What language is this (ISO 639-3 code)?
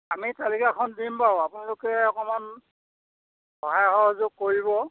asm